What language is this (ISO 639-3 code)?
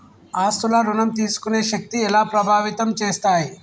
tel